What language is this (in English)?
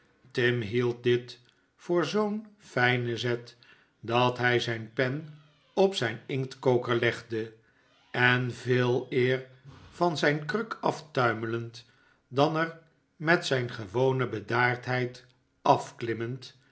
Dutch